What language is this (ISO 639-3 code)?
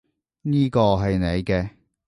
yue